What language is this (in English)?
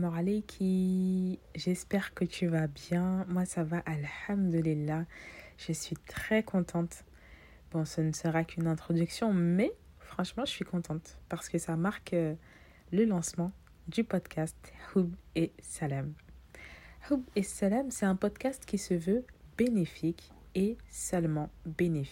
French